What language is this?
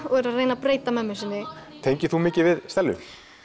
Icelandic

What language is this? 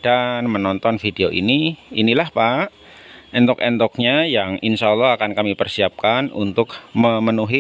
Indonesian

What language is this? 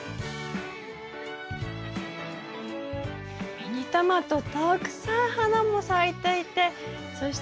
Japanese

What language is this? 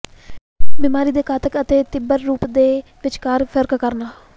Punjabi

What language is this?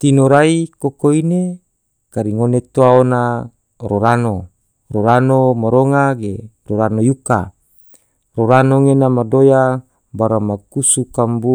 Tidore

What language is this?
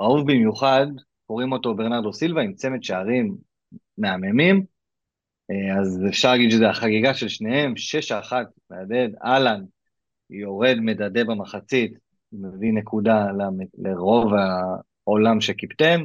Hebrew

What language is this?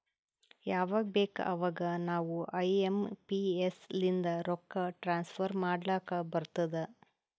Kannada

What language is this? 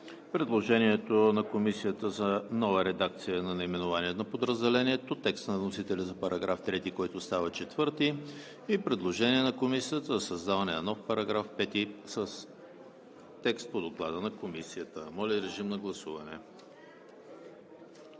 Bulgarian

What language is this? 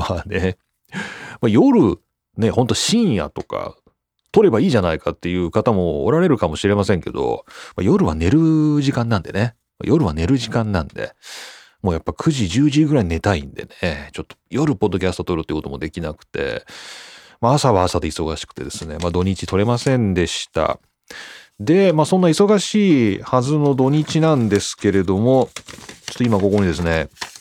Japanese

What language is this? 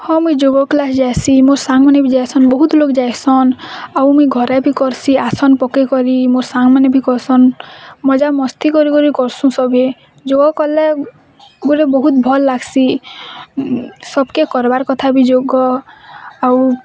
Odia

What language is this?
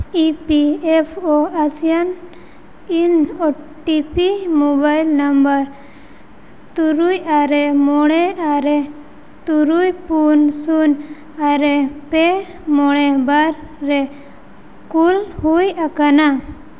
Santali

